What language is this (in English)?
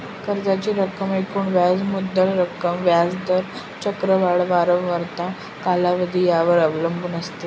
Marathi